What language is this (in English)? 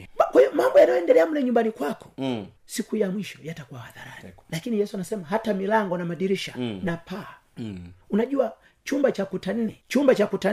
Swahili